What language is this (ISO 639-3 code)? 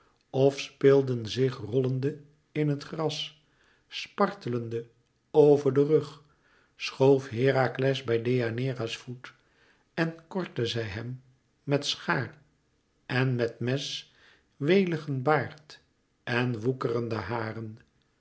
nld